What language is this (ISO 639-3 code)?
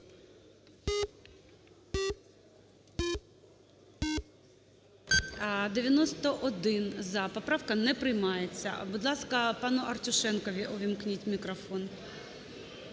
ukr